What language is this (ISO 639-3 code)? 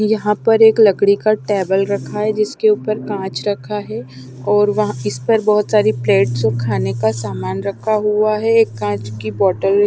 hin